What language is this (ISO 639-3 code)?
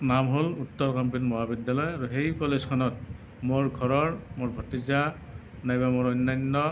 asm